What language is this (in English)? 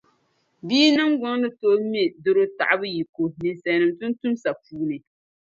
Dagbani